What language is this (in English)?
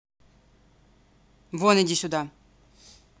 Russian